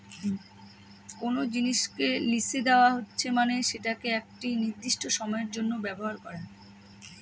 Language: Bangla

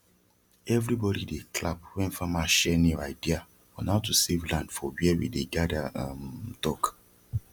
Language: Nigerian Pidgin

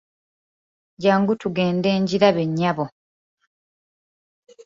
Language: Ganda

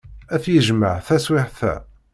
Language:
Kabyle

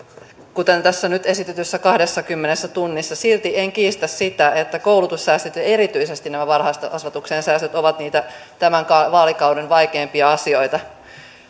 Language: Finnish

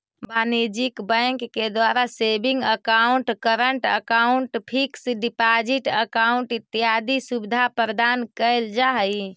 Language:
Magahi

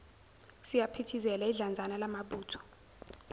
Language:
Zulu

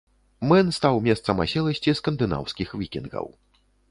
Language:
Belarusian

